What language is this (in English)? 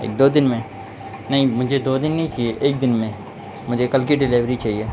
Urdu